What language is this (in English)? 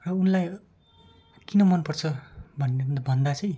Nepali